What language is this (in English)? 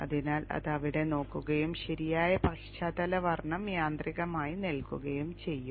Malayalam